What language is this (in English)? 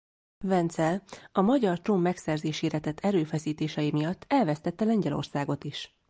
Hungarian